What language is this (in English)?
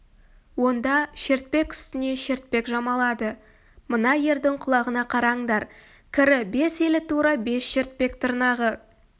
Kazakh